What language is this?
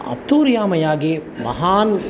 Sanskrit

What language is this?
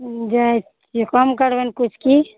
Maithili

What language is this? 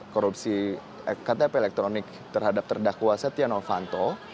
Indonesian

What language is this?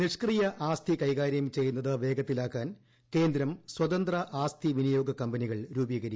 Malayalam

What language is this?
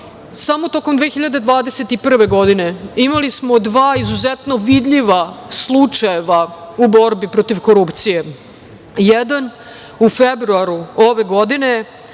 Serbian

